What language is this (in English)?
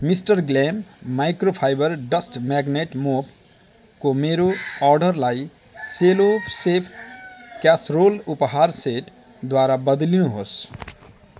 Nepali